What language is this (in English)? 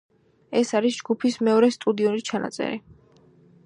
Georgian